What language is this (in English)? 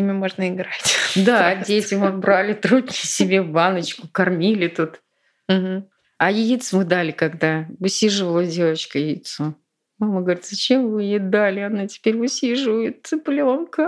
Russian